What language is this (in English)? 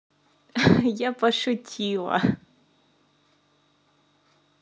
Russian